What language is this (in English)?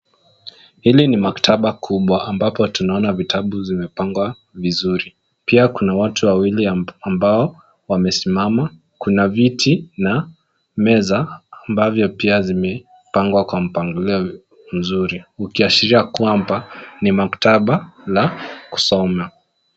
Swahili